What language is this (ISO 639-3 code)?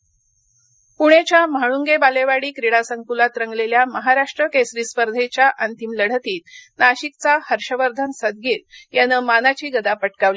mar